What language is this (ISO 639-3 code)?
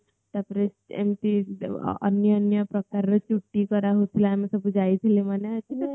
ori